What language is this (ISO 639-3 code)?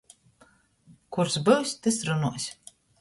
ltg